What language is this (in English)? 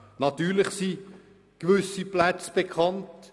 Swiss German